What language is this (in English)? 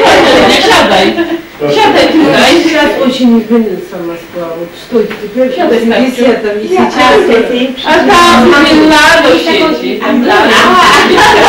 Polish